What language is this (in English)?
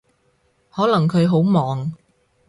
Cantonese